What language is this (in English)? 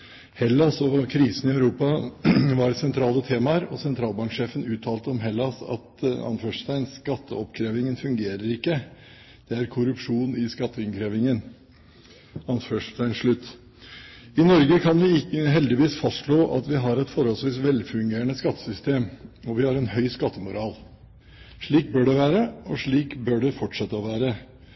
Norwegian Bokmål